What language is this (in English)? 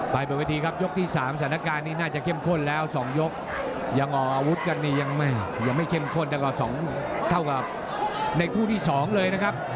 Thai